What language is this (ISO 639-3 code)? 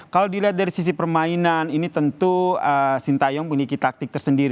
ind